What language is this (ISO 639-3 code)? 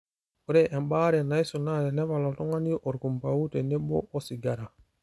mas